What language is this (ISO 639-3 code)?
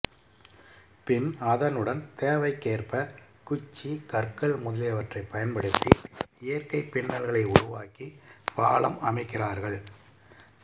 tam